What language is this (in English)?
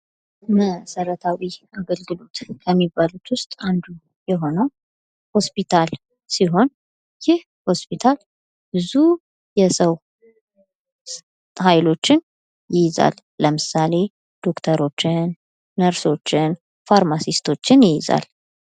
Amharic